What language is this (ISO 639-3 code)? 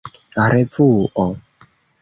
epo